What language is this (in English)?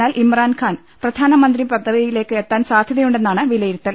Malayalam